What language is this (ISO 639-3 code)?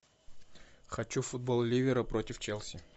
rus